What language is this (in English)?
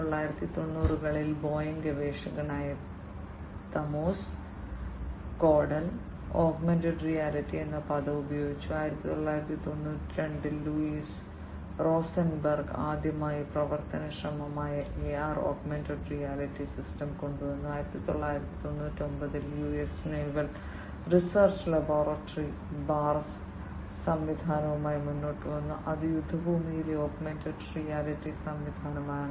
Malayalam